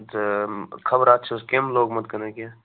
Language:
Kashmiri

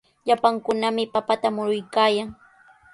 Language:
Sihuas Ancash Quechua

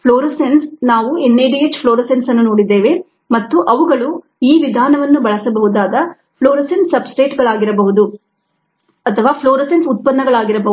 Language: Kannada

